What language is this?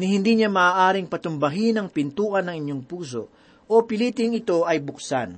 Filipino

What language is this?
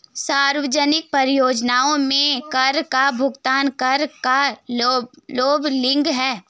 Hindi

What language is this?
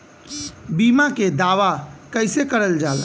Bhojpuri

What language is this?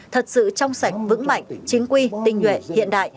Vietnamese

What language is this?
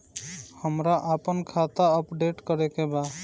Bhojpuri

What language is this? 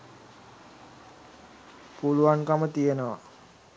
Sinhala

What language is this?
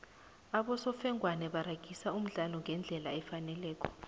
South Ndebele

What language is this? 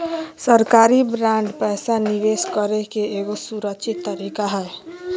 Magahi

